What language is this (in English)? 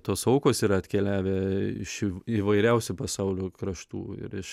Lithuanian